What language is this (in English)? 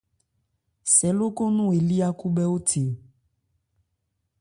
Ebrié